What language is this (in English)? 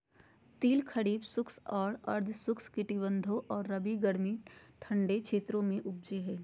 Magahi